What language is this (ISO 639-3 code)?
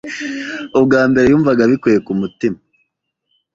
kin